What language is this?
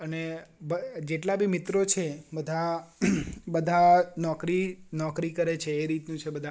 Gujarati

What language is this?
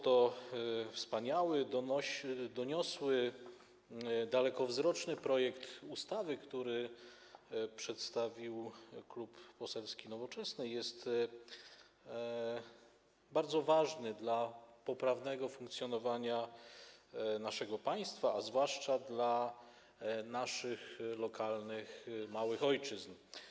Polish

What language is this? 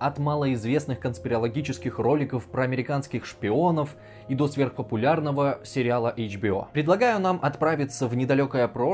Russian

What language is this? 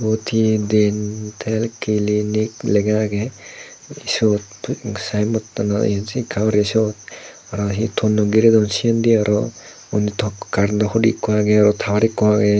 Chakma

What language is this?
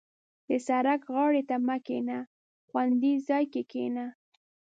Pashto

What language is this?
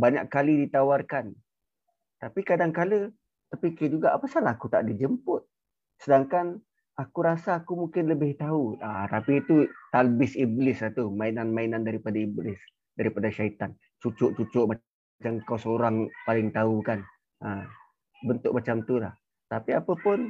Malay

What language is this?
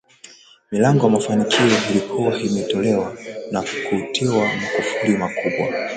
Swahili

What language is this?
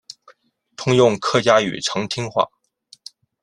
Chinese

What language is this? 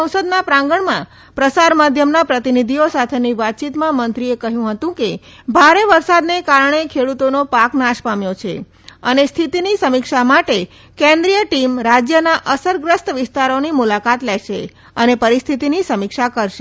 Gujarati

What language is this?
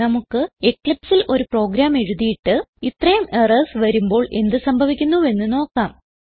Malayalam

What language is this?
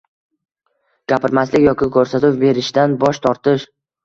Uzbek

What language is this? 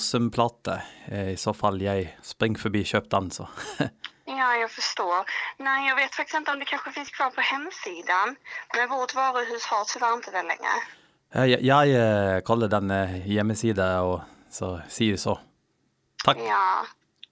Swedish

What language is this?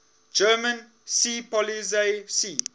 English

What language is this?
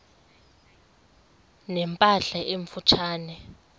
Xhosa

